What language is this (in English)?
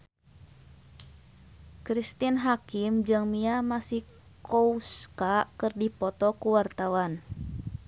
Sundanese